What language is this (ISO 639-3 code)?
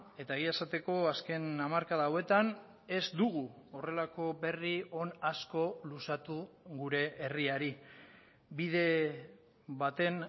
eus